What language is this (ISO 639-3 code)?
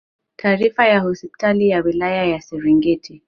swa